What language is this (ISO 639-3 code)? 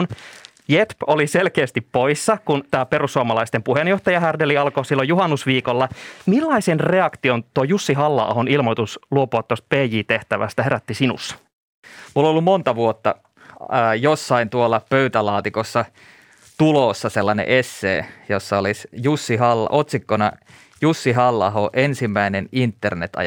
fin